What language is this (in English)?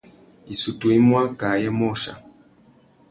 Tuki